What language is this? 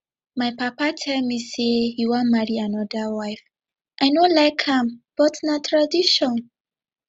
Nigerian Pidgin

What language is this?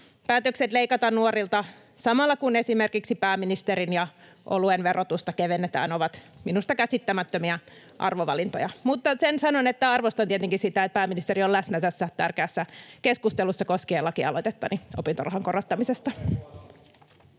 Finnish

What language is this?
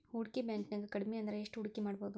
Kannada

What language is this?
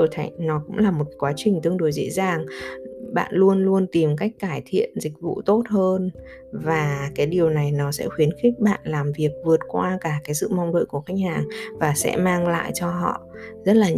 Vietnamese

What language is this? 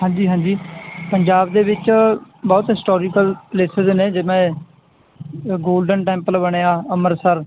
Punjabi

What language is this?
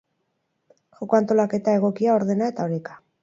Basque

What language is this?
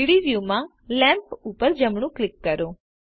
Gujarati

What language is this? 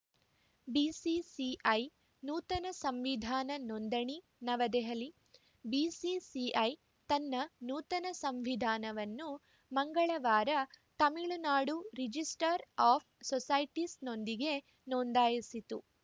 Kannada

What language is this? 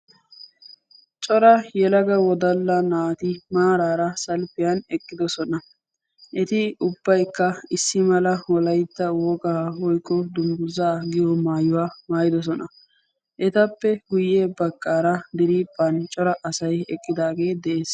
Wolaytta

